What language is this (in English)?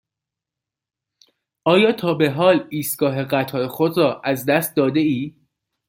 Persian